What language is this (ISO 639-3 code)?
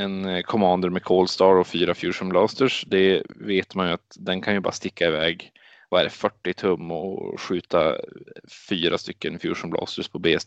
swe